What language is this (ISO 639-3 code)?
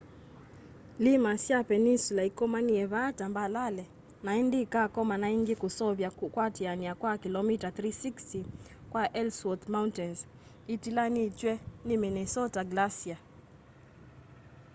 kam